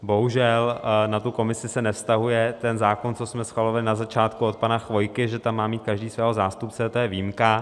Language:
Czech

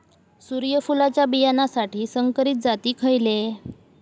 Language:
Marathi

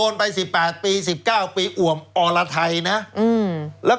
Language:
Thai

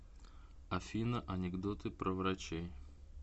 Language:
Russian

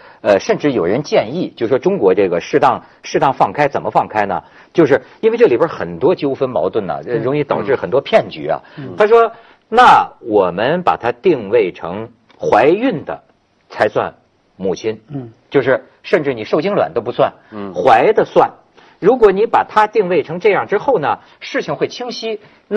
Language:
Chinese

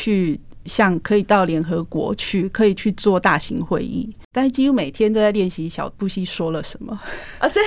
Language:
Chinese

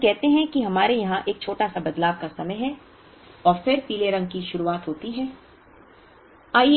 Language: Hindi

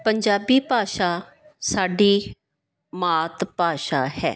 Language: Punjabi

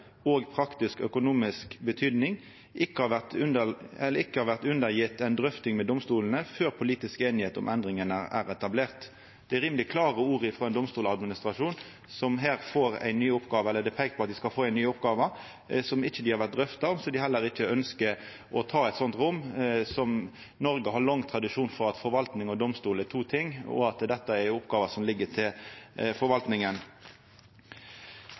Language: Norwegian Nynorsk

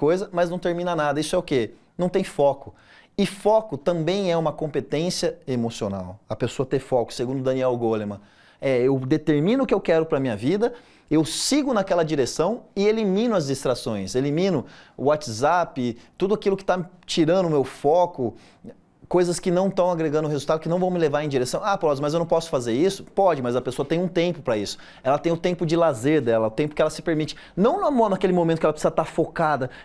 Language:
Portuguese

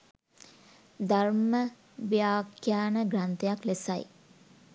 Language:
Sinhala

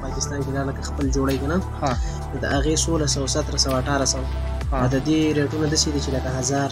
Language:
Romanian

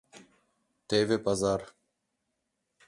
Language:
Mari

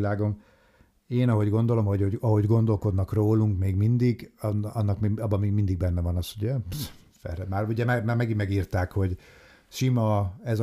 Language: Hungarian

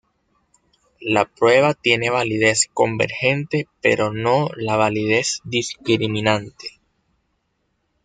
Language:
Spanish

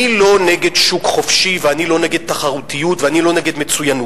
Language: Hebrew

